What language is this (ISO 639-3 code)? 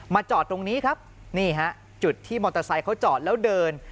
tha